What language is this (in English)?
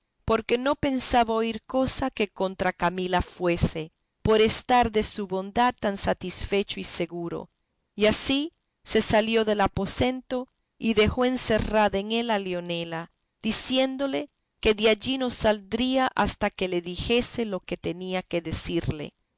Spanish